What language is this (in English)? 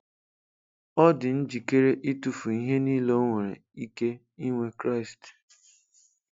Igbo